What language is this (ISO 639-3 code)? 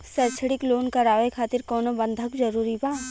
bho